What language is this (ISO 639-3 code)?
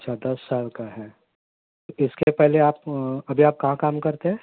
urd